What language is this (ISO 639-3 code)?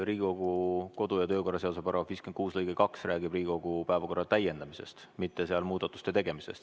est